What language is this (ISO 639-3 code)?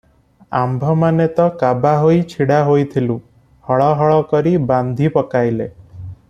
ori